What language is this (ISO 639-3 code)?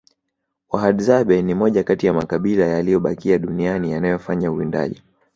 swa